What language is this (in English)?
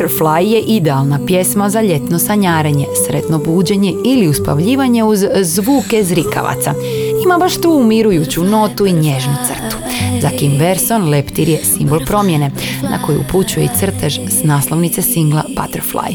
Croatian